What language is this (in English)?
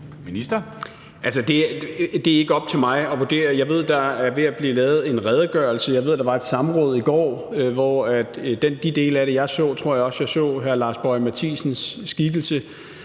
Danish